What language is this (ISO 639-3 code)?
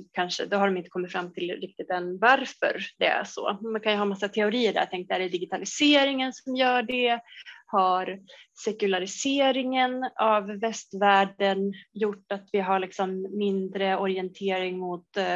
swe